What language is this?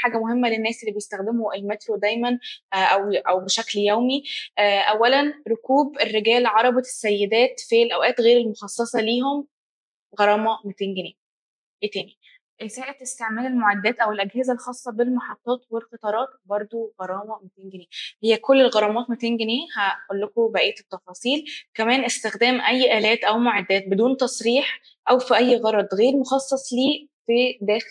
Arabic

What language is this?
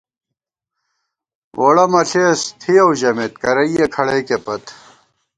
Gawar-Bati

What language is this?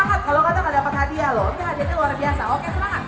Thai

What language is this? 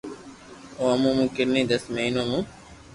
Loarki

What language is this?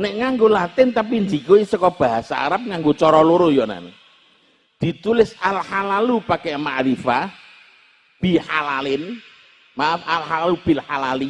Indonesian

